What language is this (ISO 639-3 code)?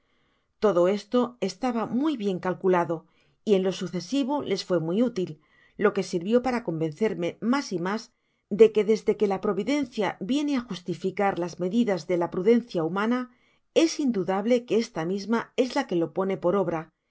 spa